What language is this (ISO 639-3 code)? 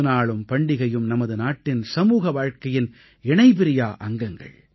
tam